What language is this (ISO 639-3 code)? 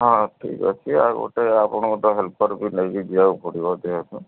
ori